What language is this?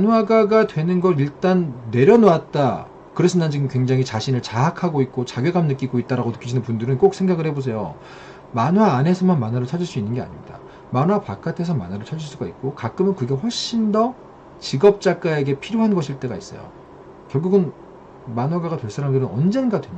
Korean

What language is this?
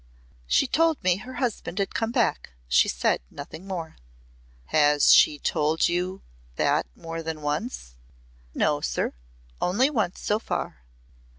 English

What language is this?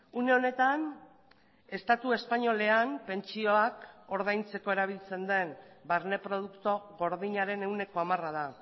Basque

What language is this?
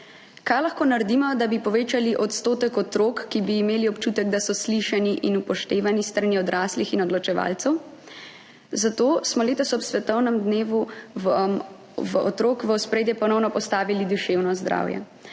Slovenian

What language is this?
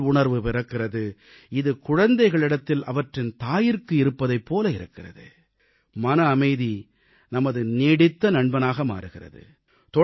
Tamil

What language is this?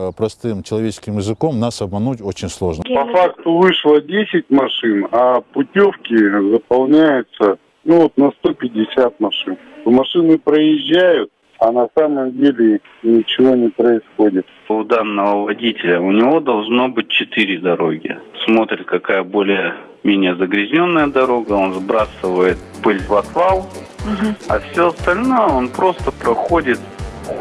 Russian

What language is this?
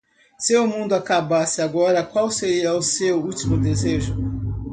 Portuguese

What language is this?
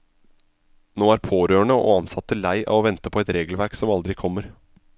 Norwegian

